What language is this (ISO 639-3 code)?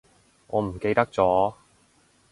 yue